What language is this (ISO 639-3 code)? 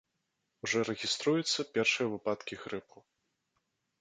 bel